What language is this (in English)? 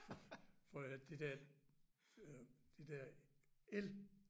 Danish